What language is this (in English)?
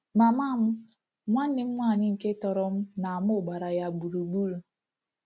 Igbo